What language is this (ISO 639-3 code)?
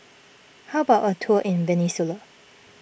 eng